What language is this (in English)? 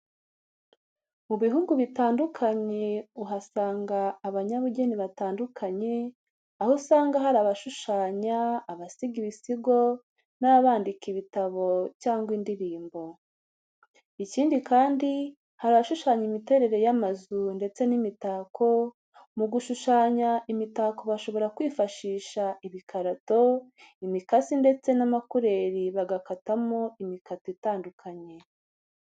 Kinyarwanda